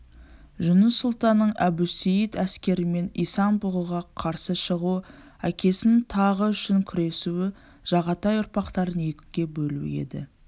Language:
Kazakh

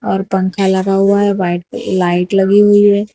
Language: Hindi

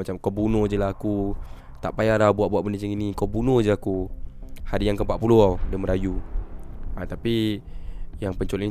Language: Malay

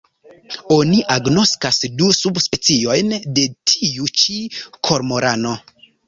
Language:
Esperanto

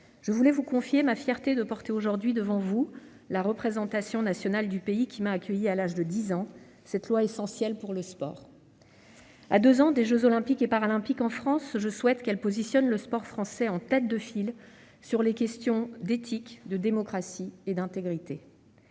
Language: French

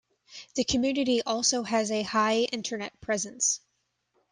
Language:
English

